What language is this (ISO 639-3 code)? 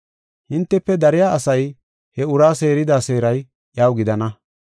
gof